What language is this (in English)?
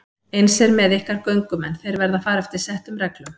Icelandic